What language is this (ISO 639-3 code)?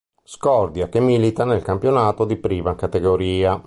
ita